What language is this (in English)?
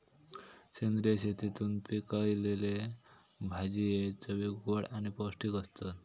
Marathi